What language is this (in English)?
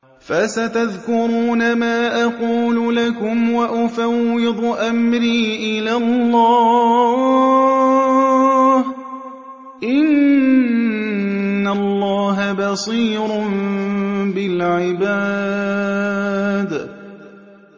Arabic